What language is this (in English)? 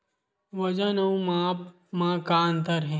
Chhattisgarhi